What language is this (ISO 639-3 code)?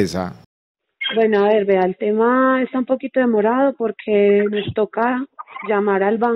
spa